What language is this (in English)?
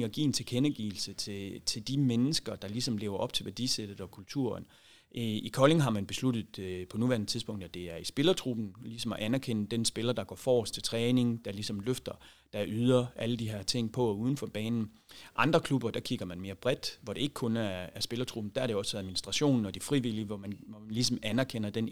Danish